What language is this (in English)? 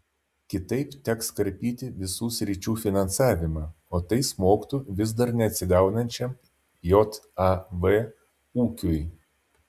Lithuanian